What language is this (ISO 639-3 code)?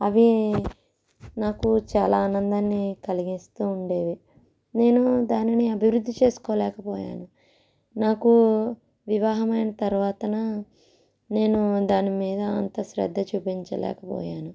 tel